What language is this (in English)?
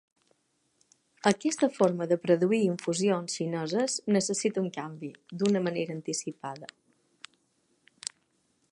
Catalan